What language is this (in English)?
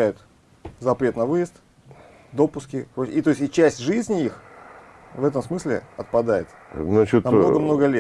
Russian